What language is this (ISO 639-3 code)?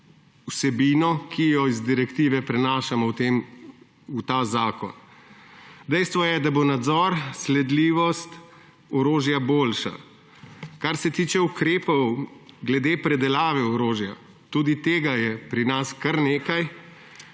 slv